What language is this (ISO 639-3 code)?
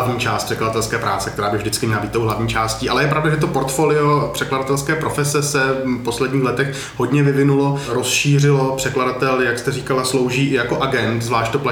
ces